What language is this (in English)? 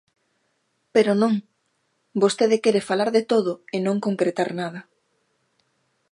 Galician